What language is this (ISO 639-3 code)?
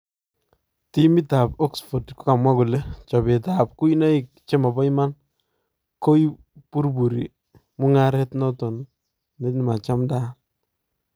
kln